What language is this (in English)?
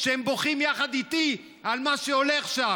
Hebrew